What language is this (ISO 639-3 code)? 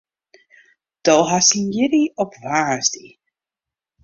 fry